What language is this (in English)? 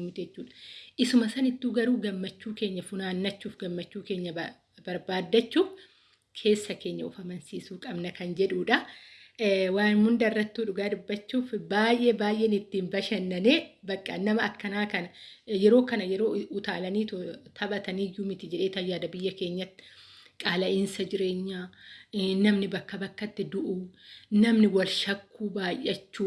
Oromo